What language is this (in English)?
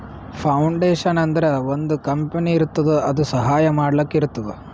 Kannada